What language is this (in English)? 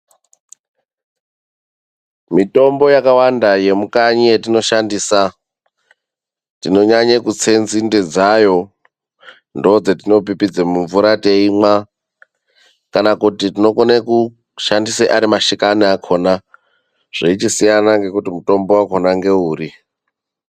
Ndau